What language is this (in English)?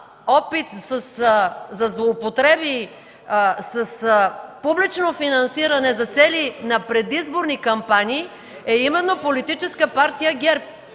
Bulgarian